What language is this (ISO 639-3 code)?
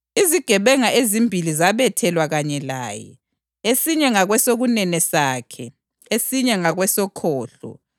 nde